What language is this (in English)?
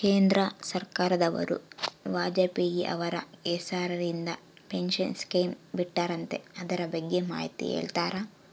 Kannada